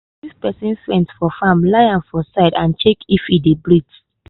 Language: Nigerian Pidgin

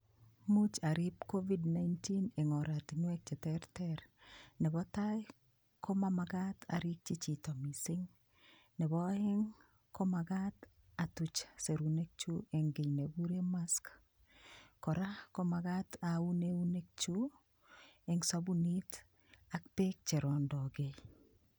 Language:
Kalenjin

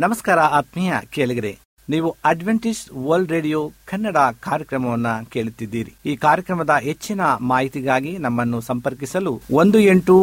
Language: Kannada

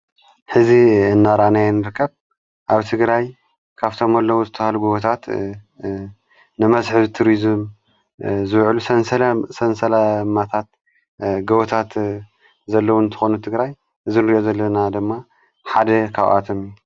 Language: Tigrinya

